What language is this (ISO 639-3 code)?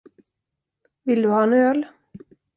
swe